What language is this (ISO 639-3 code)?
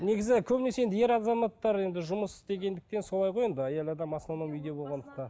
kaz